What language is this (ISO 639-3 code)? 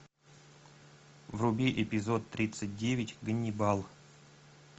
rus